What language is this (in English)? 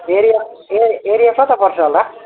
Nepali